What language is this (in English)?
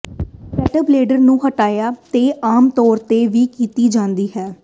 Punjabi